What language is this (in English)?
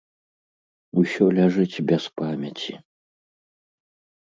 Belarusian